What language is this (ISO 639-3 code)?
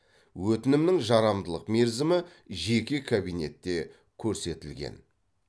kaz